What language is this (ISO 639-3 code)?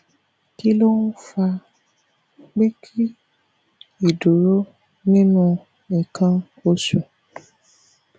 yor